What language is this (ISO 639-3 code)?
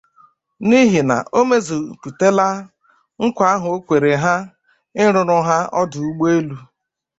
ibo